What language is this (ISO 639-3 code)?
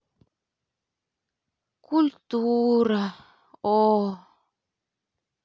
rus